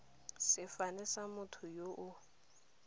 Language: Tswana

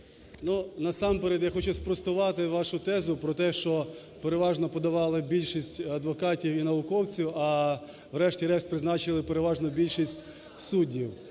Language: Ukrainian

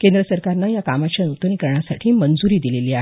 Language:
Marathi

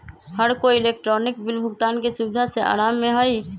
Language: Magahi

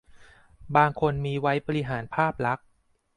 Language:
Thai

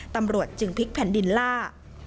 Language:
Thai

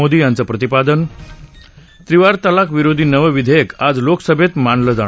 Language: Marathi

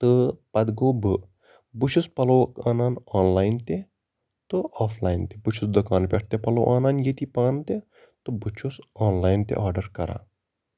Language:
Kashmiri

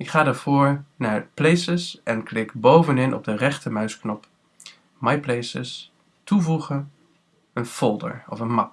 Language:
Dutch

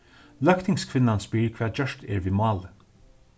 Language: Faroese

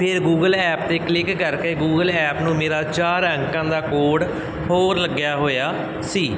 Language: Punjabi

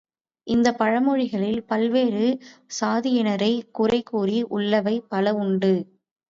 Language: Tamil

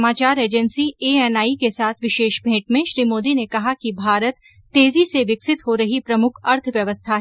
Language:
Hindi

